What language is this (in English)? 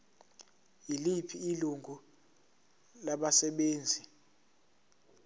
Zulu